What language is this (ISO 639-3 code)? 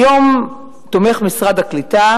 heb